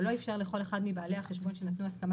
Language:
Hebrew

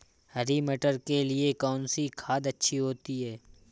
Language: Hindi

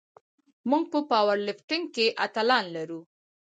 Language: Pashto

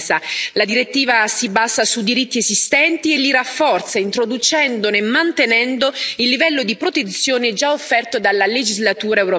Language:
Italian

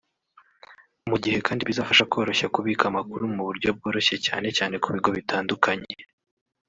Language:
Kinyarwanda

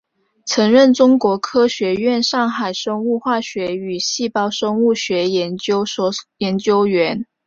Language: Chinese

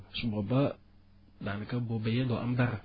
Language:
Wolof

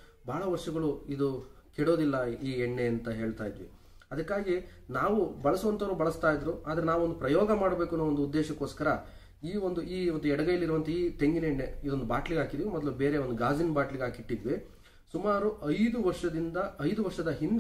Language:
Kannada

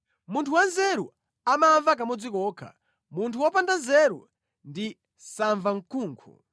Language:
Nyanja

